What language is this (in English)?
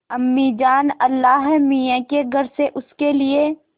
Hindi